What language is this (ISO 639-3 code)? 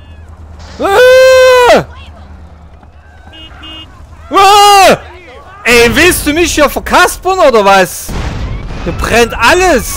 deu